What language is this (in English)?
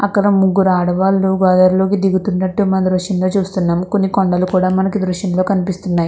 Telugu